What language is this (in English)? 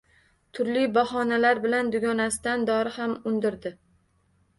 Uzbek